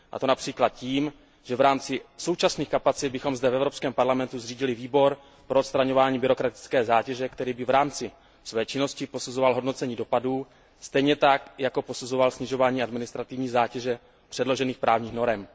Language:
Czech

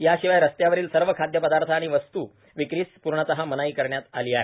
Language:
Marathi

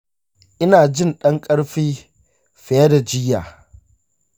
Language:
Hausa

